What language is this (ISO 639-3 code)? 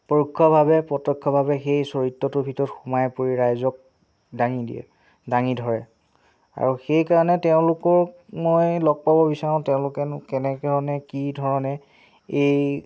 asm